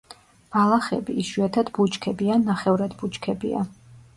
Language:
Georgian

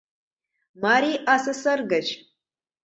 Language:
Mari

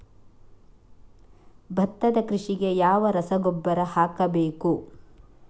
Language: Kannada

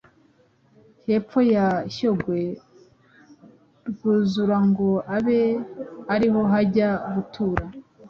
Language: Kinyarwanda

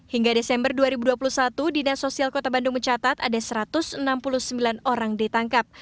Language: Indonesian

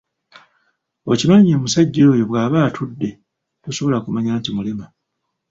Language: Ganda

